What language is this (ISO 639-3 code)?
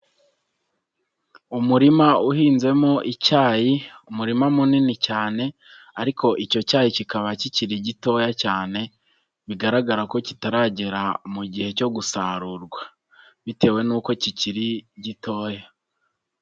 kin